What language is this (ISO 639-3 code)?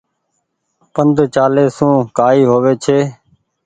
gig